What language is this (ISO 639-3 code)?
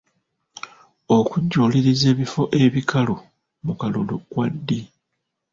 lug